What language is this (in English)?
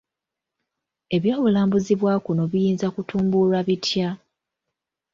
Ganda